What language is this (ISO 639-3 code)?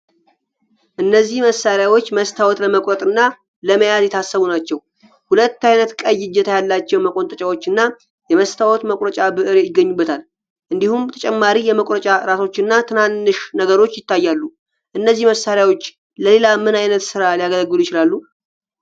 amh